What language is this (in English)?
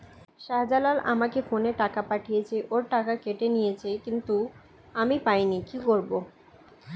Bangla